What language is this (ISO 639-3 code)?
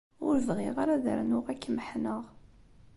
kab